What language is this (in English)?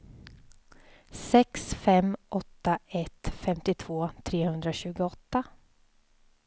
Swedish